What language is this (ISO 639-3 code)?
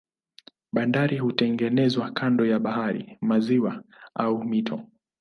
swa